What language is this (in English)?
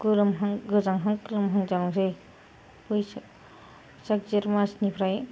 Bodo